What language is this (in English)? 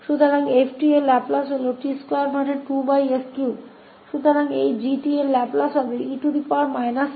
Hindi